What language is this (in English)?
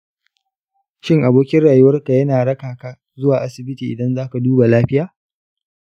Hausa